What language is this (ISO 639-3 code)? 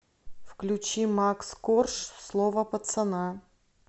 rus